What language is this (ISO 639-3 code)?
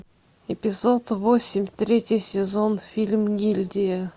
rus